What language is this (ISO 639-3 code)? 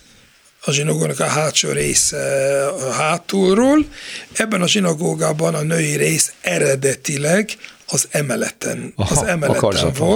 hun